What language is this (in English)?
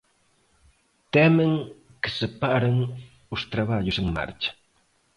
Galician